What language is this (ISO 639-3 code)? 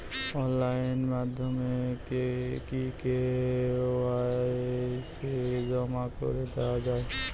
ben